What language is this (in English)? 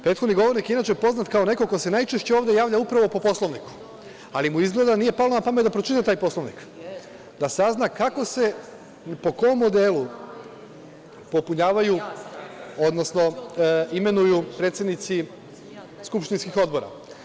Serbian